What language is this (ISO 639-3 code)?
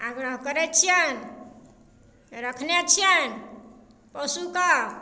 mai